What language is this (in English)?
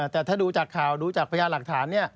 Thai